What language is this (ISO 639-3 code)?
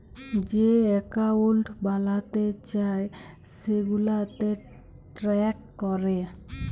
ben